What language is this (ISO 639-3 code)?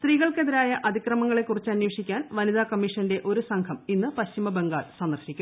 mal